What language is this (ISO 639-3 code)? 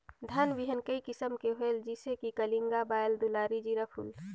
hne